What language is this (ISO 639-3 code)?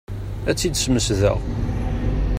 kab